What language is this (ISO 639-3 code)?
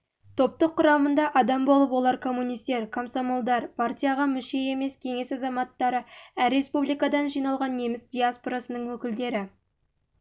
kaz